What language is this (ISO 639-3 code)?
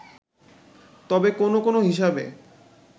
ben